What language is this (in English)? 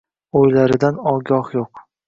Uzbek